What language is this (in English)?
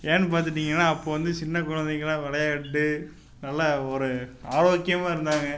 Tamil